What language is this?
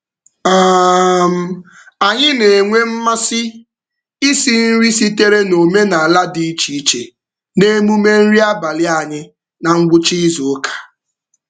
Igbo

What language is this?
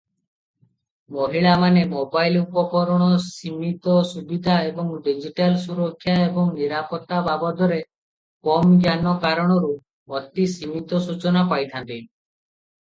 Odia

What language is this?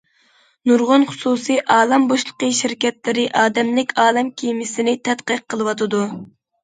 Uyghur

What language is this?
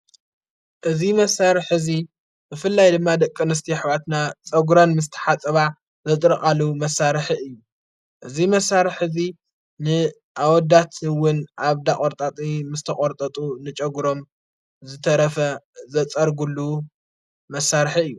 Tigrinya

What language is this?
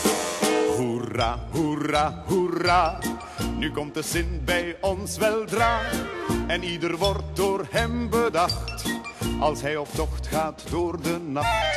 Dutch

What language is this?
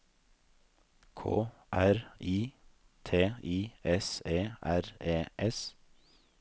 Norwegian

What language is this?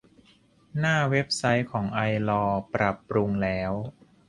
Thai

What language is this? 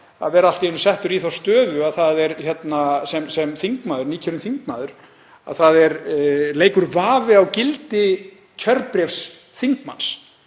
Icelandic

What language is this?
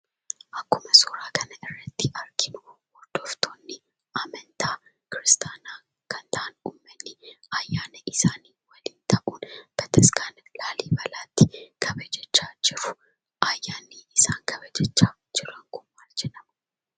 Oromo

